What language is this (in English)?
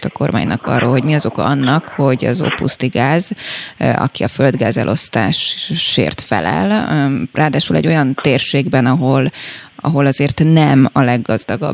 Hungarian